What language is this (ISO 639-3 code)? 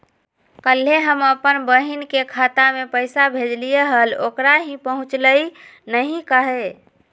mag